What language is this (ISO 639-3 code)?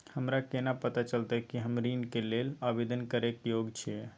mai